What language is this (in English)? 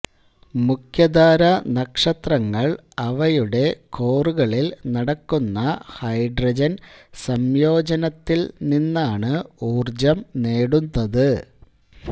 Malayalam